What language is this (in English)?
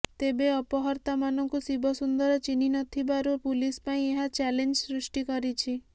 Odia